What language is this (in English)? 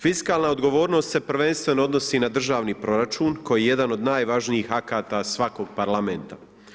Croatian